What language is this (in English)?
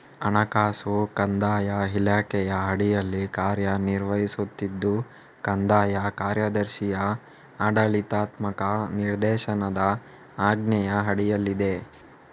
Kannada